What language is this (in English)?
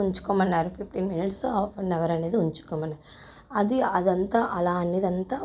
Telugu